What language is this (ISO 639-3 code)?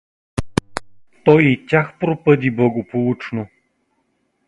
bul